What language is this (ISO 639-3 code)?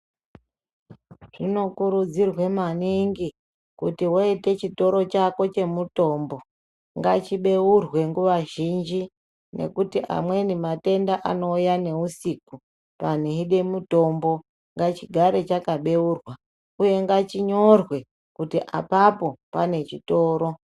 ndc